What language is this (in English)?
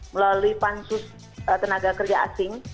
Indonesian